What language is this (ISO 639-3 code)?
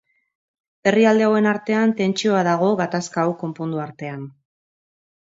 eus